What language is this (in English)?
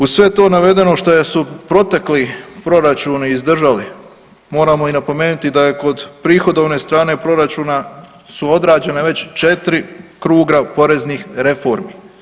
Croatian